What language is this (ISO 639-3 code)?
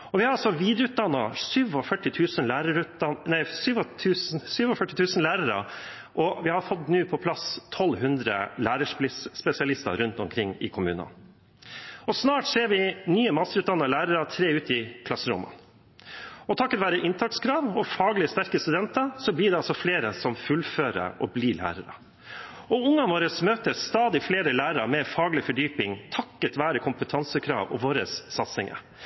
nob